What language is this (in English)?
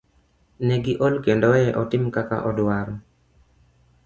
Luo (Kenya and Tanzania)